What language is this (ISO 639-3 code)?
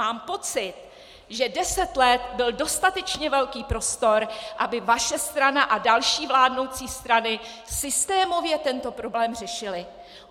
ces